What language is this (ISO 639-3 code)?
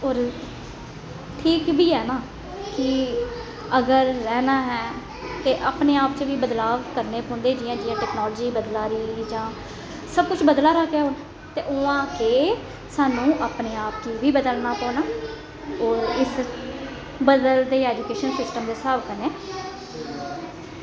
doi